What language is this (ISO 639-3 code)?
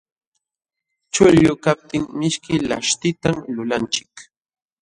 qxw